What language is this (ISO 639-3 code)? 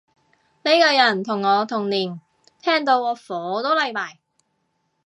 yue